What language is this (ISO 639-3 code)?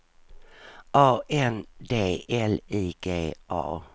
swe